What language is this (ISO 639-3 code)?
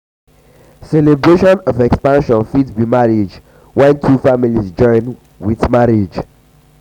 pcm